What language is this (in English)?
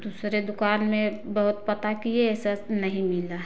Hindi